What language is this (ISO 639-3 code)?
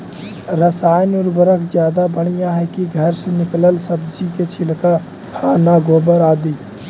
mag